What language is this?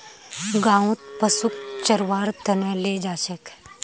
Magahi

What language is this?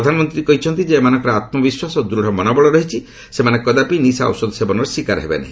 Odia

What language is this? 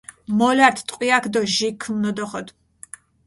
Mingrelian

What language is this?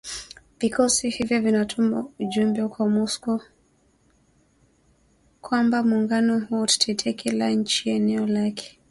Swahili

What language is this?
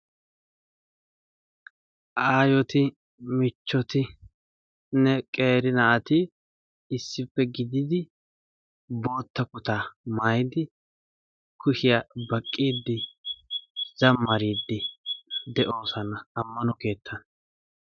Wolaytta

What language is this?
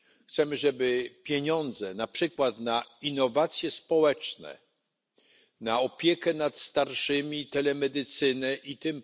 Polish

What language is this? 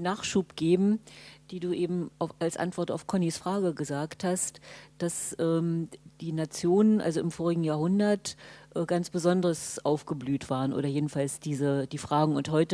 German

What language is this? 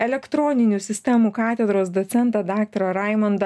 Lithuanian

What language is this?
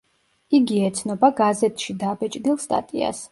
Georgian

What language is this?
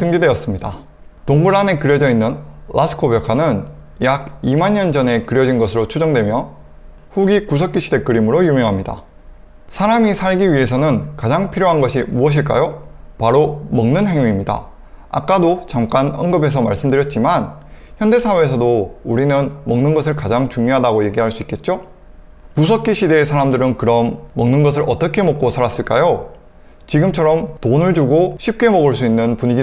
Korean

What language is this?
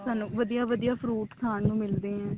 Punjabi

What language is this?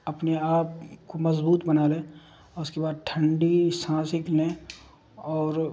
Urdu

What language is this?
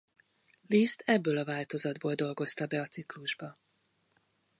Hungarian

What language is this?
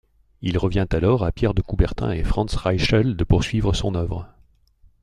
French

